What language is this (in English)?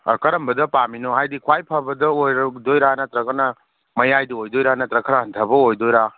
Manipuri